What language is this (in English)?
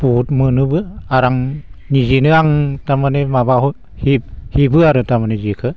Bodo